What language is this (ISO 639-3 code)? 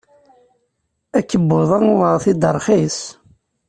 kab